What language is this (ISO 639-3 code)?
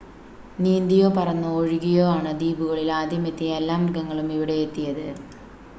mal